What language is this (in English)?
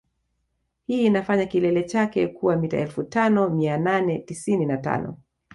Swahili